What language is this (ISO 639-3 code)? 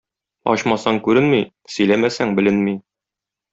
tat